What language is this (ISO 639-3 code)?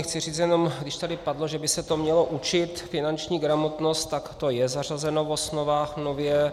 ces